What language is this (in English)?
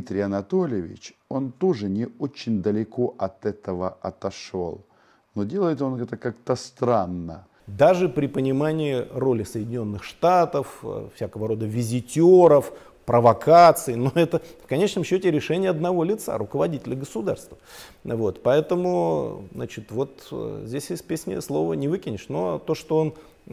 Russian